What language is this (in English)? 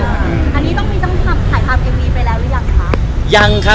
Thai